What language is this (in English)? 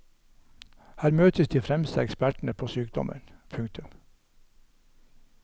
Norwegian